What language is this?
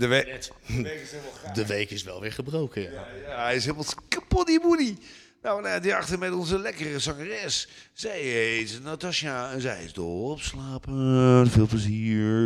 Dutch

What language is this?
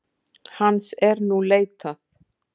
Icelandic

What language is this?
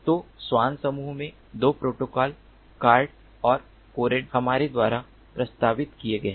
Hindi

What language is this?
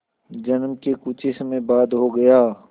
Hindi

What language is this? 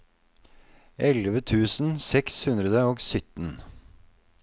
Norwegian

